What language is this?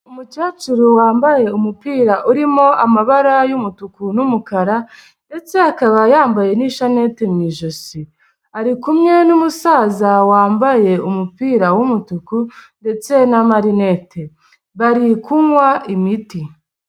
Kinyarwanda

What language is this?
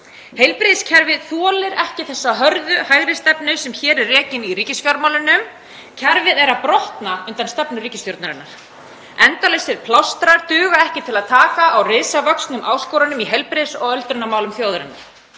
Icelandic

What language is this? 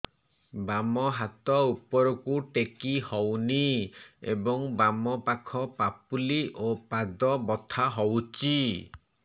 Odia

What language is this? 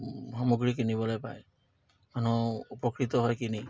Assamese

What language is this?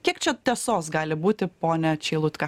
Lithuanian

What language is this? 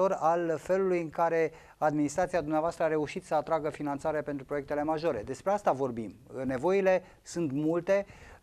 Romanian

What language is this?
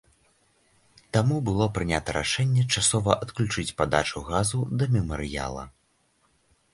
Belarusian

